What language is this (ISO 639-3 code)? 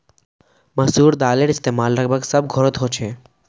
mag